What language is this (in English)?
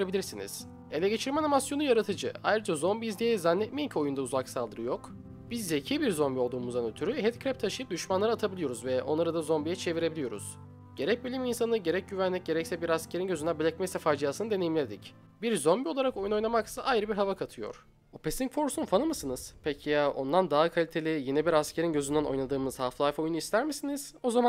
Turkish